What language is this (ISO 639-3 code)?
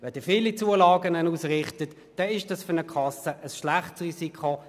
gsw